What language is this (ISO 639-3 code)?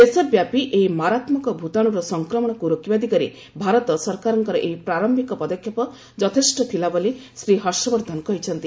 ori